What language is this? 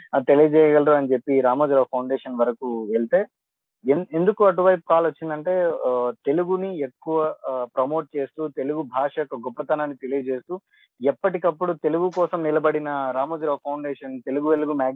Telugu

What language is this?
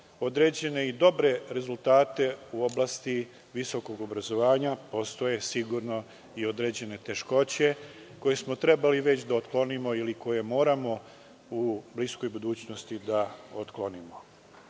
Serbian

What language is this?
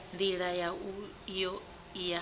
Venda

